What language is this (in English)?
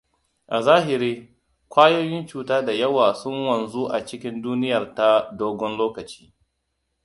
Hausa